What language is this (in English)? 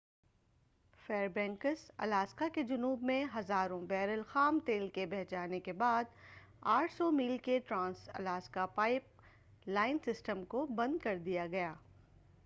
Urdu